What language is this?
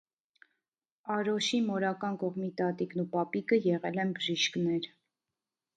Armenian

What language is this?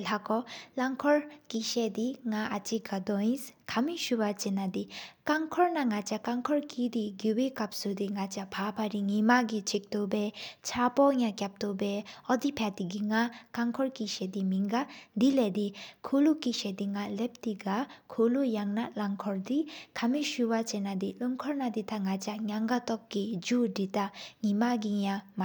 Sikkimese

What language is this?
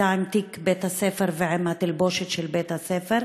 Hebrew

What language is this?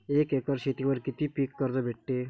Marathi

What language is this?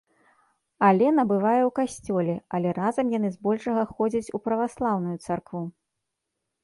Belarusian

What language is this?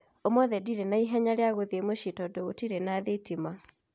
Kikuyu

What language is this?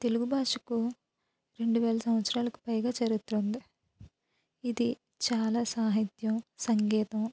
Telugu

